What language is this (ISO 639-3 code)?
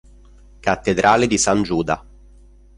ita